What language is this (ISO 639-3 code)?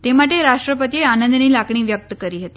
guj